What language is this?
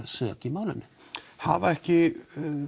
Icelandic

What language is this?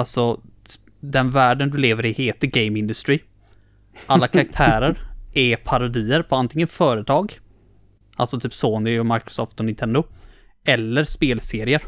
Swedish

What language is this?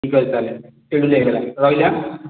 Odia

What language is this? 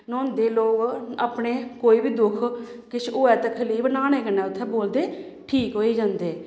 Dogri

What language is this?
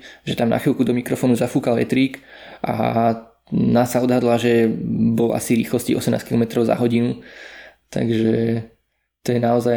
Slovak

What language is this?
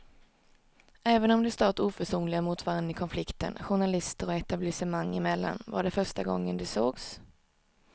Swedish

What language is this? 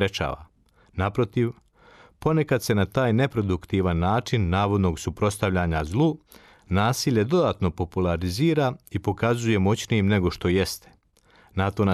Croatian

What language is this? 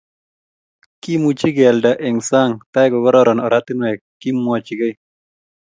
Kalenjin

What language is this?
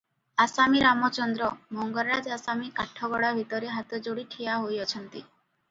Odia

